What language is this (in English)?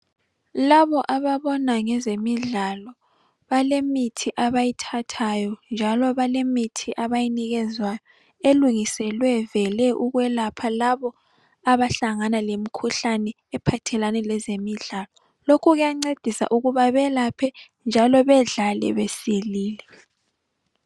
North Ndebele